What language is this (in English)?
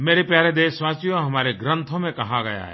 Hindi